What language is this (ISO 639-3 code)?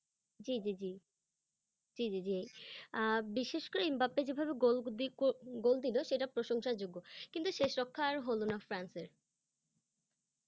ben